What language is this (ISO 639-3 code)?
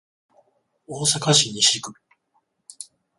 jpn